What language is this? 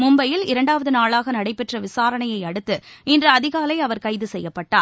Tamil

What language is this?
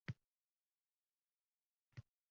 Uzbek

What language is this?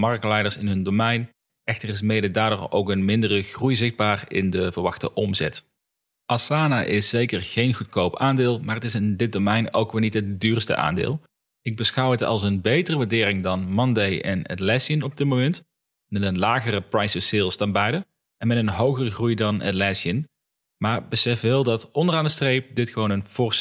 Dutch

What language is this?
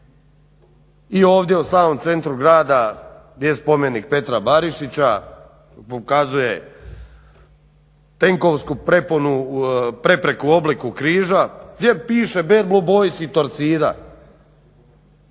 Croatian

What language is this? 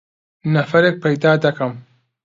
Central Kurdish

